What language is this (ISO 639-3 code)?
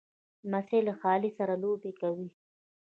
pus